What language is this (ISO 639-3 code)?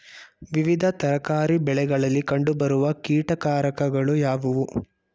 kan